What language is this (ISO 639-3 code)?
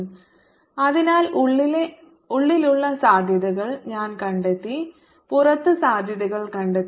mal